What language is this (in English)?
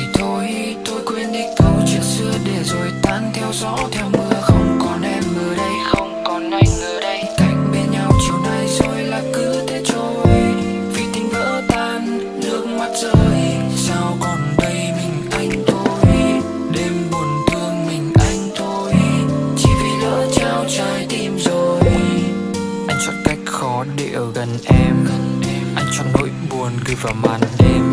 Italian